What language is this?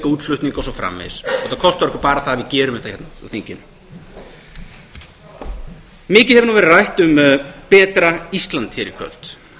Icelandic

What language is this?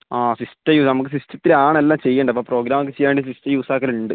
Malayalam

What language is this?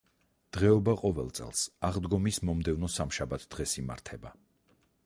Georgian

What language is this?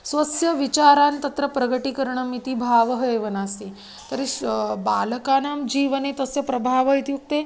Sanskrit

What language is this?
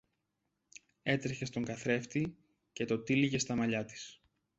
Greek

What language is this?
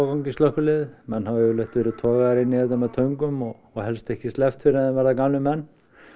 Icelandic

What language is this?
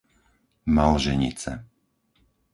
Slovak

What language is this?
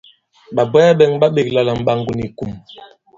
Bankon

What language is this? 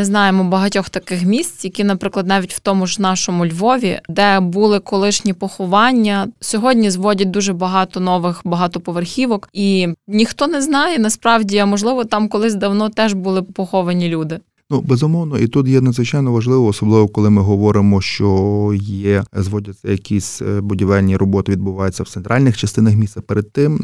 Ukrainian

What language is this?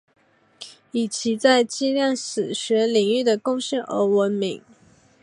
Chinese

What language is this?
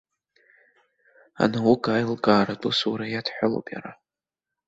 Abkhazian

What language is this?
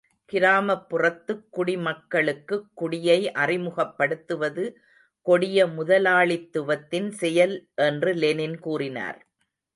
Tamil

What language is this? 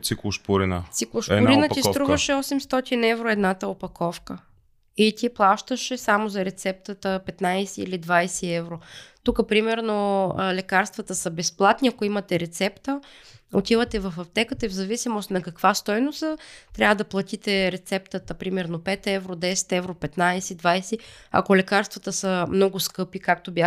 Bulgarian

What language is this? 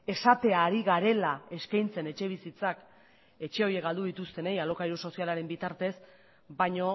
Basque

